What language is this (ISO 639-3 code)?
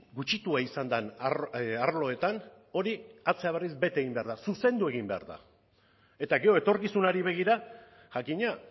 eus